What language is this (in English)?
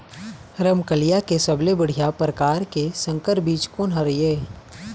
Chhattisgarhi